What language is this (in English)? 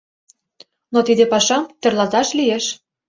Mari